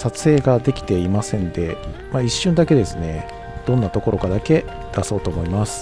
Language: Japanese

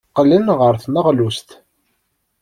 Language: Kabyle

